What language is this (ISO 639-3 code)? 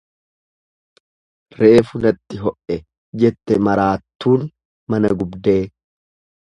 orm